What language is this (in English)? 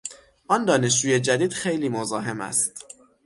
Persian